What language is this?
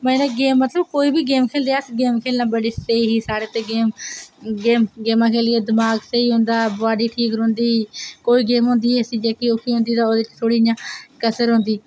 Dogri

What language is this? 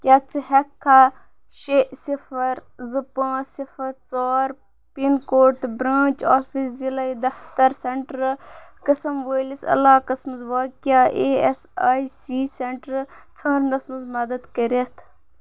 Kashmiri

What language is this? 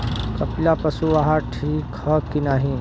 Bhojpuri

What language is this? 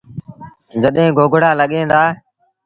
Sindhi Bhil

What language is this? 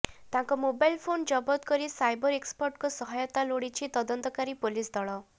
Odia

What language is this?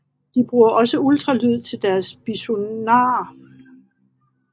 Danish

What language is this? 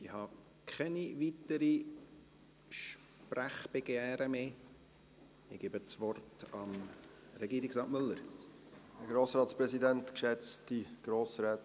Swiss German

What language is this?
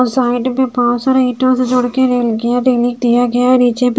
Hindi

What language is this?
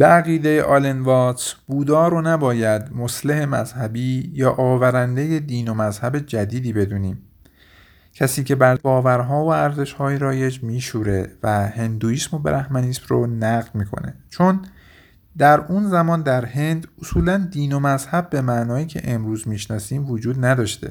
Persian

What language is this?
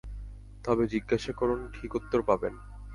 Bangla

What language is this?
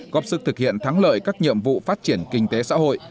Vietnamese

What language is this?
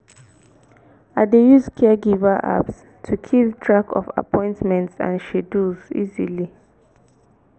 Nigerian Pidgin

